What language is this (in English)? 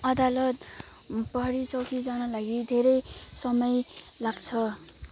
Nepali